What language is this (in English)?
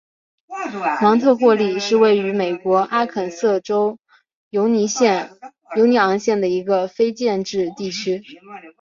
Chinese